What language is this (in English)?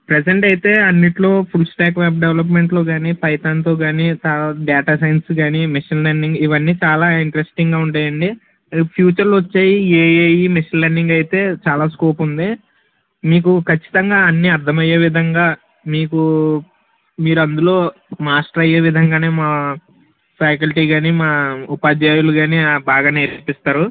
Telugu